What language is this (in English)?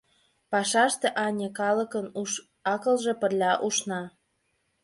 Mari